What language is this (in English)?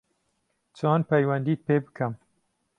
Central Kurdish